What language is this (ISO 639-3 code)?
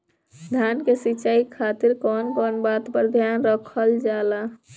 bho